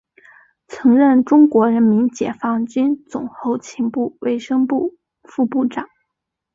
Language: Chinese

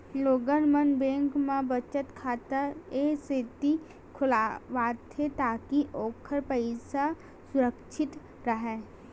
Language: Chhattisgarhi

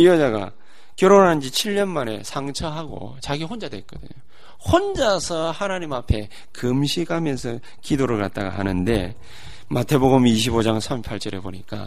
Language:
Korean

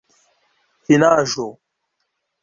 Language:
Esperanto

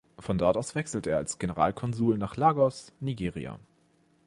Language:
German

